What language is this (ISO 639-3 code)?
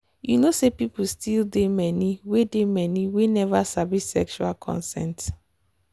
pcm